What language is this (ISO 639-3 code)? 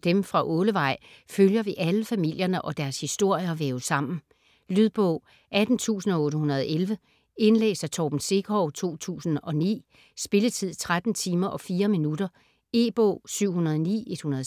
dan